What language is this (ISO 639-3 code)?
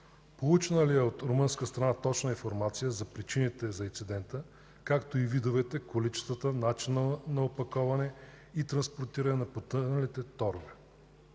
bul